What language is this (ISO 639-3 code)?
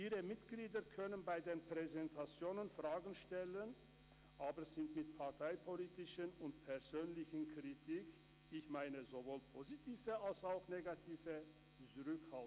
gsw